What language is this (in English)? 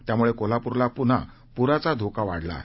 Marathi